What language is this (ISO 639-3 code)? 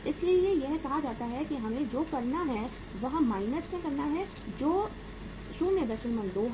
hin